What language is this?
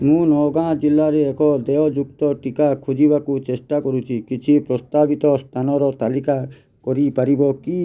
Odia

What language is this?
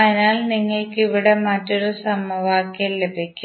Malayalam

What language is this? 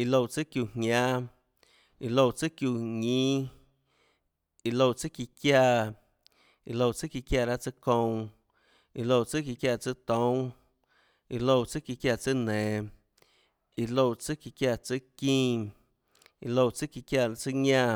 Tlacoatzintepec Chinantec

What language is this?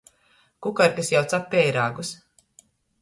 Latgalian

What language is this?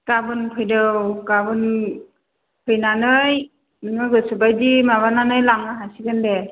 Bodo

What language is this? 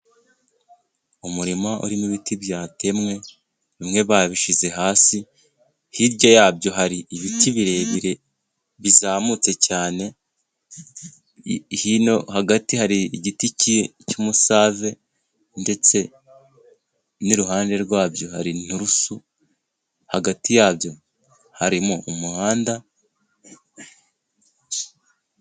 Kinyarwanda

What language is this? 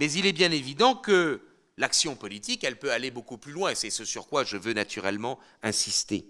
French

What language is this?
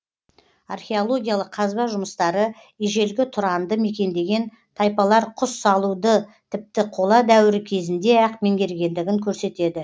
Kazakh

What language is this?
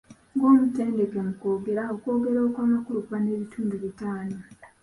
Ganda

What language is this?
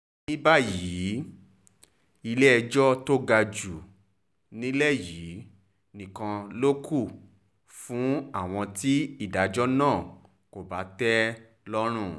Yoruba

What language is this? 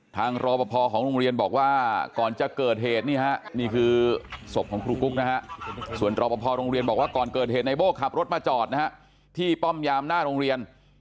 Thai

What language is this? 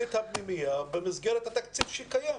Hebrew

